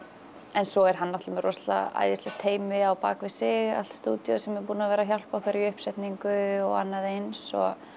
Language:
Icelandic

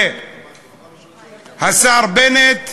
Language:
Hebrew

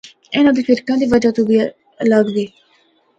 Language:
Northern Hindko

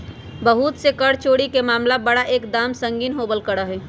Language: Magahi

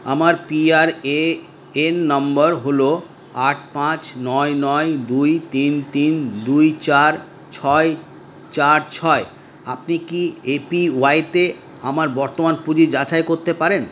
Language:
Bangla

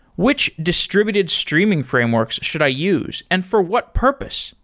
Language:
English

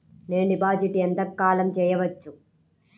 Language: Telugu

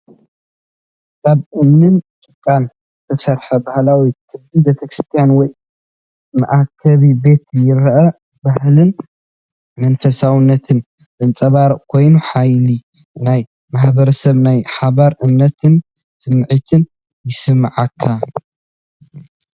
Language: Tigrinya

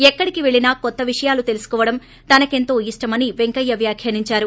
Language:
Telugu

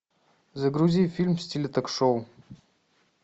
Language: Russian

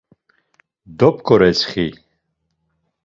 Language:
Laz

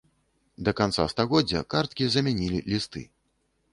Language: Belarusian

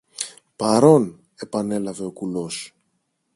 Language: Greek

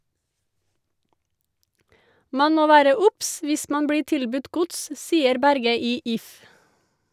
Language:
Norwegian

